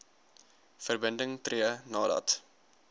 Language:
Afrikaans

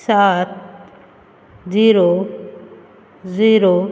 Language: Konkani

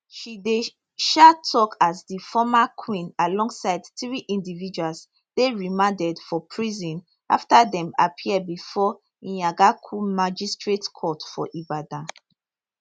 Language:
Nigerian Pidgin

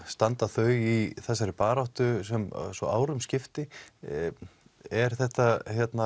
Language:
Icelandic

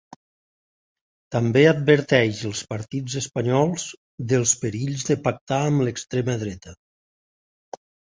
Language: Catalan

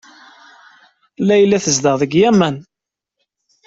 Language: Kabyle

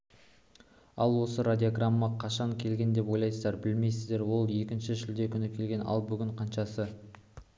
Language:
Kazakh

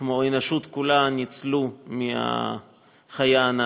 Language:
Hebrew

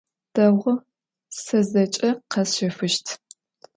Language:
Adyghe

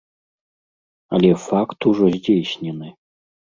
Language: Belarusian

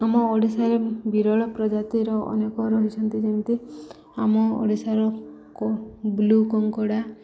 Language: Odia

